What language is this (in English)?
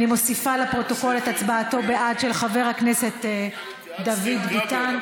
Hebrew